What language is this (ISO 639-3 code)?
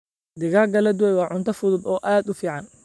som